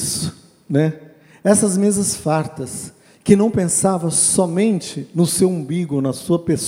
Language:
Portuguese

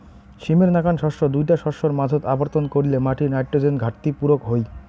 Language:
Bangla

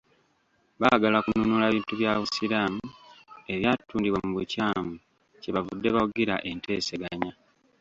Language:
Ganda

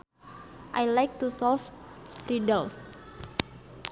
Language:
Sundanese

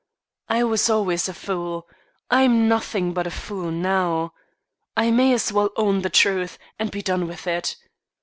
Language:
English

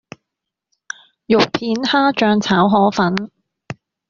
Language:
Cantonese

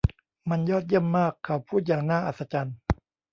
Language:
Thai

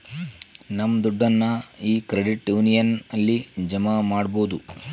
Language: Kannada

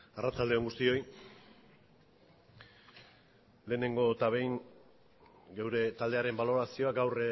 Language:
Basque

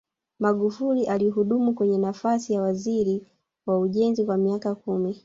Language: Swahili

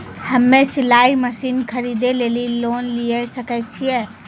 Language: Maithili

